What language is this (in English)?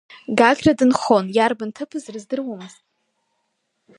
Abkhazian